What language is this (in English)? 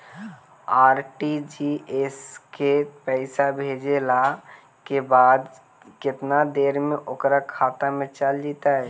Magahi